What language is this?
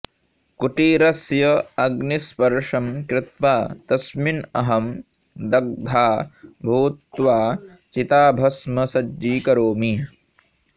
Sanskrit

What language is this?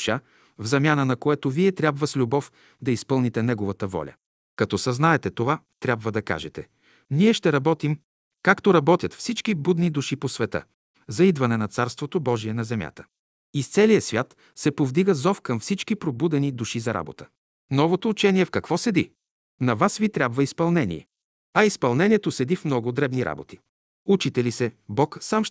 Bulgarian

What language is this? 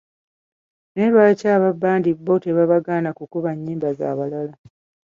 Ganda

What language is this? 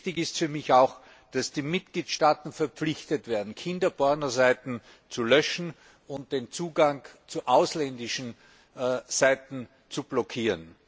German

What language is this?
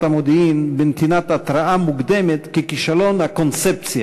Hebrew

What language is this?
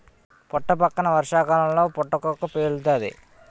Telugu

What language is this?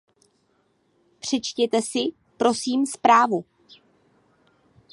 Czech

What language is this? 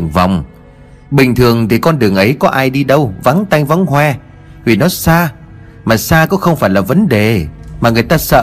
Vietnamese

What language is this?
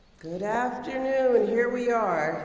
English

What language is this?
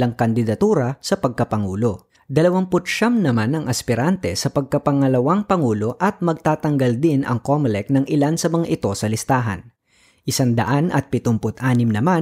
Filipino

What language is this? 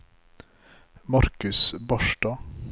Norwegian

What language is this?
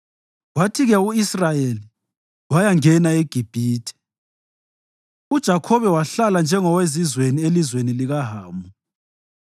North Ndebele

